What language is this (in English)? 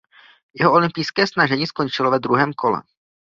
Czech